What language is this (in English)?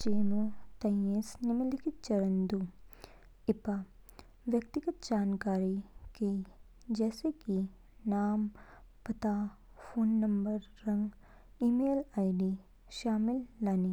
Kinnauri